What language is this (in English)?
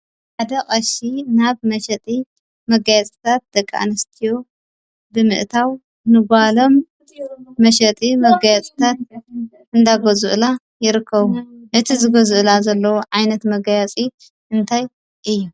Tigrinya